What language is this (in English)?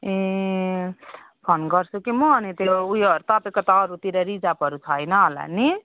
Nepali